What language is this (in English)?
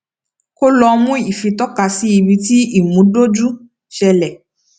Yoruba